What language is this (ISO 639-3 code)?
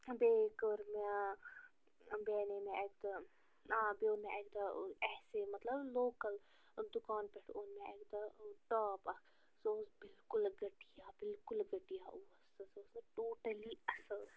kas